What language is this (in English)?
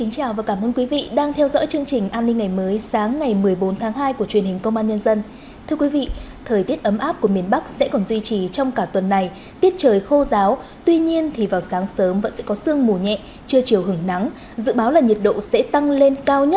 Vietnamese